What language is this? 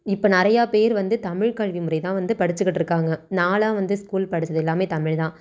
Tamil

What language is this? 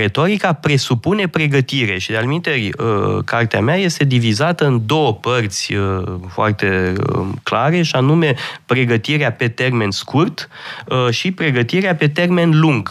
Romanian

